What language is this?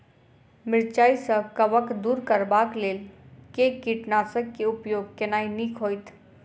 Maithili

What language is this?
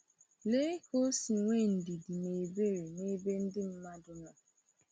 Igbo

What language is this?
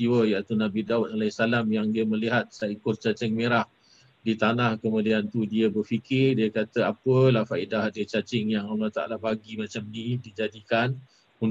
Malay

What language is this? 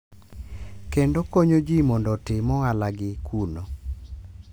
Luo (Kenya and Tanzania)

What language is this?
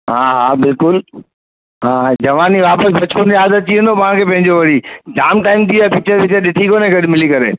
Sindhi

